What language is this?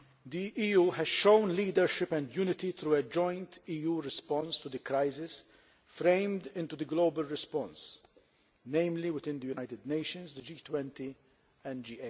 English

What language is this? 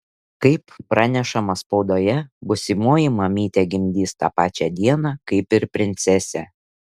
Lithuanian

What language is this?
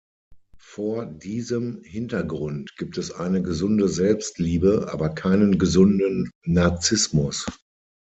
German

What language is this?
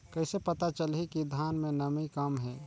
Chhattisgarhi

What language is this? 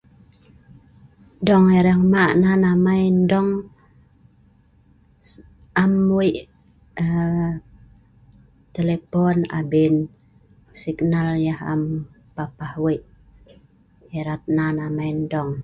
Sa'ban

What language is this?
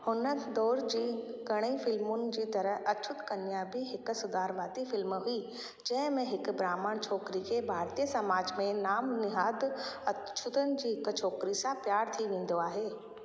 Sindhi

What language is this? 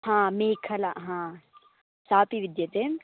Sanskrit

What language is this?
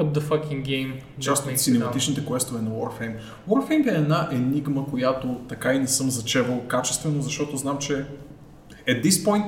Bulgarian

